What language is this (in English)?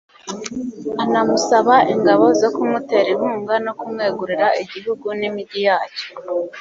Kinyarwanda